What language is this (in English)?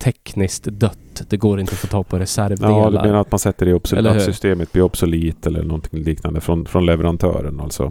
Swedish